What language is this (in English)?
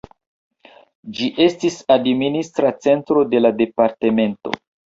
Esperanto